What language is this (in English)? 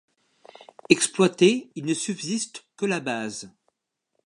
French